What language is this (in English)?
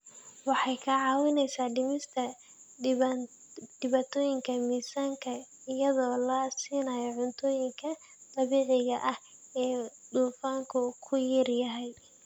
Somali